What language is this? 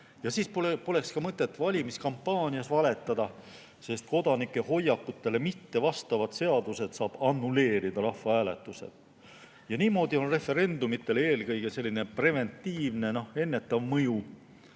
Estonian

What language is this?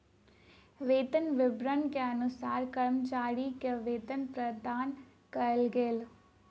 Maithili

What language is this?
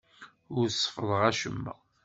Kabyle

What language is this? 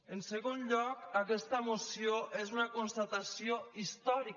Catalan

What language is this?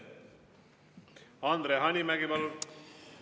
Estonian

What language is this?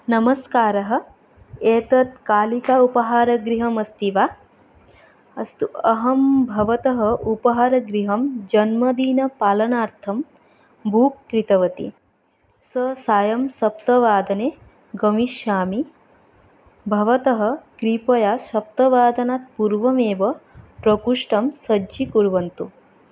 Sanskrit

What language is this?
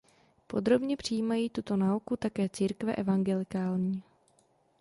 Czech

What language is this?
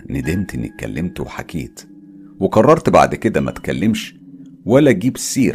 Arabic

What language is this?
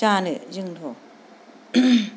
Bodo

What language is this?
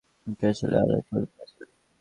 Bangla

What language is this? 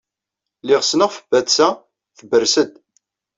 Kabyle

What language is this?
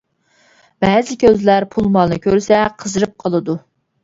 Uyghur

